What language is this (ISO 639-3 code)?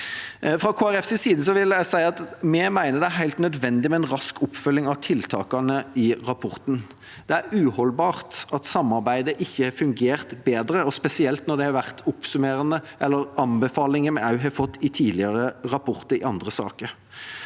nor